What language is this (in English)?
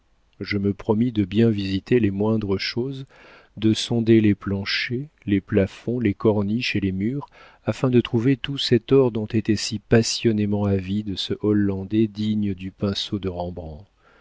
French